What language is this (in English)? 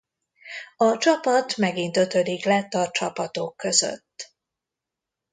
Hungarian